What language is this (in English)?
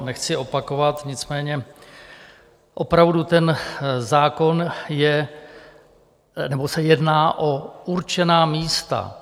Czech